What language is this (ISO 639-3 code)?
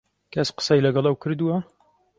ckb